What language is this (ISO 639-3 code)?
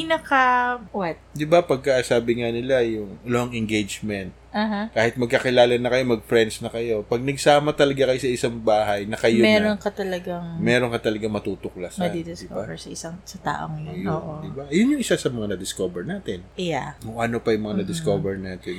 fil